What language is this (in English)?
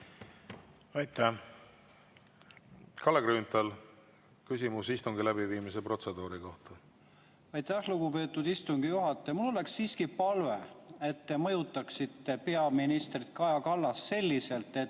Estonian